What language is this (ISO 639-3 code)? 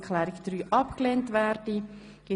gsw